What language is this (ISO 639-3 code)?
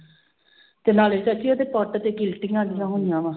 pan